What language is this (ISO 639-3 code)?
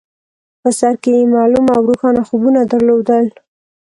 pus